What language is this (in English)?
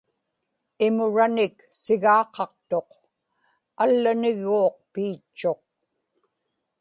Inupiaq